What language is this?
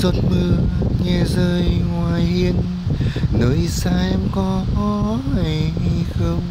Vietnamese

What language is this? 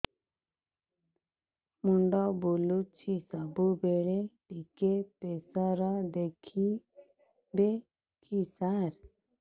Odia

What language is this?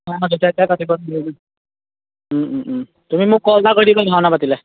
Assamese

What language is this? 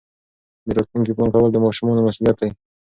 Pashto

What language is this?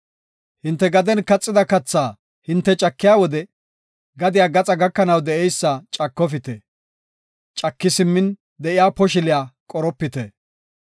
Gofa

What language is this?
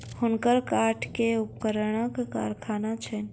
Maithili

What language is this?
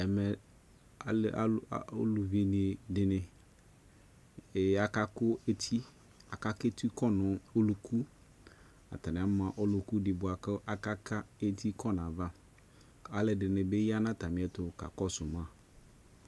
Ikposo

